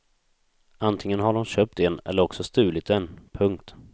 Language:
Swedish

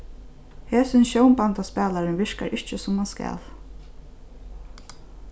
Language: Faroese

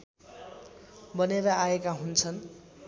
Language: Nepali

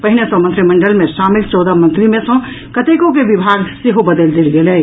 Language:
Maithili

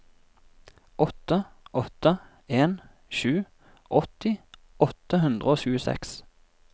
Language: Norwegian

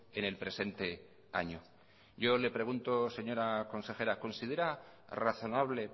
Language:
Spanish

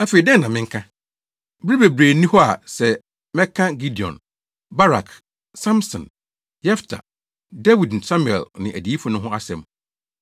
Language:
Akan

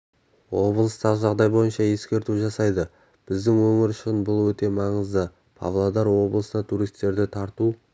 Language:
Kazakh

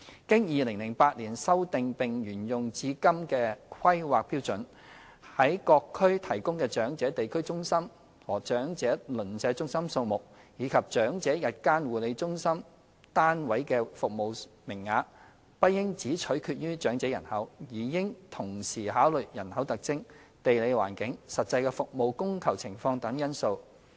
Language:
Cantonese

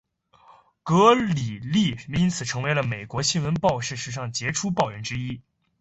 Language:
Chinese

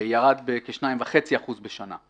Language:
Hebrew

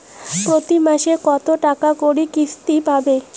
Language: Bangla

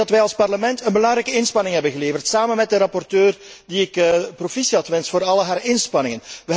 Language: Dutch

